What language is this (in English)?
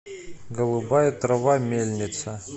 Russian